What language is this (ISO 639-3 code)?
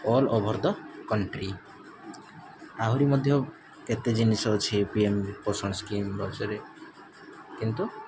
ori